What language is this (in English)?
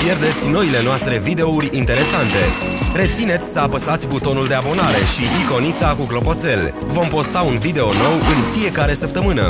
Romanian